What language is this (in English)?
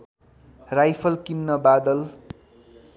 Nepali